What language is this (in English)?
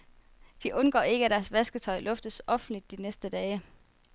Danish